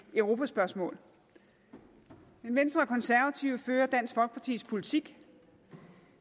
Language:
Danish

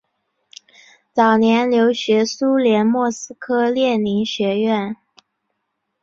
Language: Chinese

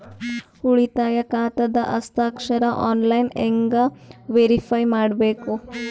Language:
Kannada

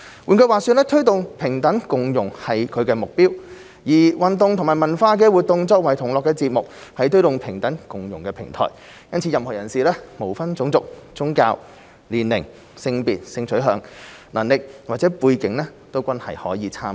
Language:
Cantonese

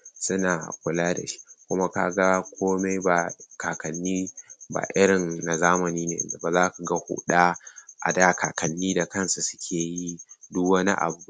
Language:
Hausa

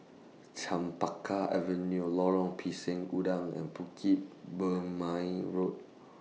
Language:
English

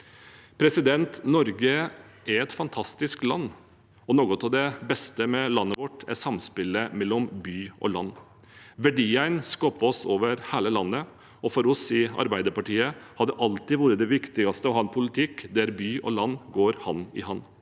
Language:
Norwegian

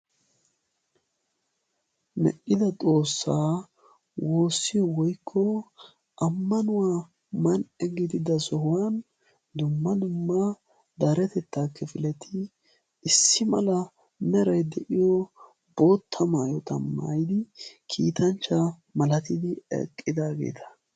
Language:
Wolaytta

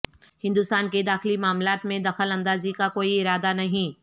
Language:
Urdu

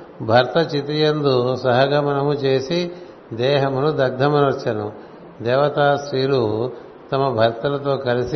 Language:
Telugu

